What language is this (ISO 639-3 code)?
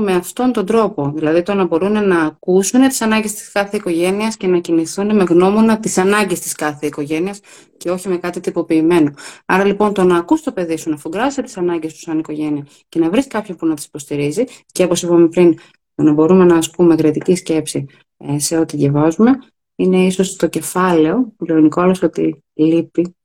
ell